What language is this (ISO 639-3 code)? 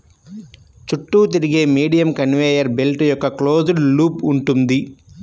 tel